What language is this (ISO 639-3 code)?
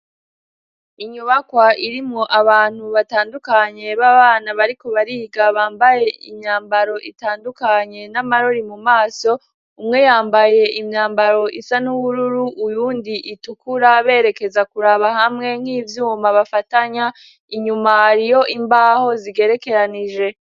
run